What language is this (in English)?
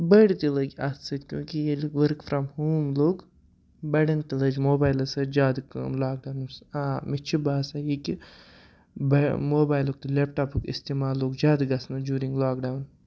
Kashmiri